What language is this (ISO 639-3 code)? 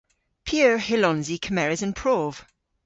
cor